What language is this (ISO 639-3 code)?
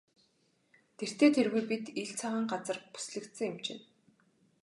mon